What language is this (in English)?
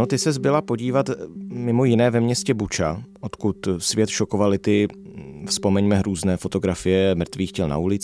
Czech